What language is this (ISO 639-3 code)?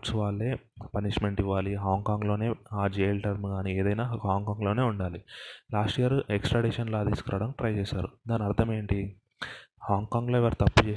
tel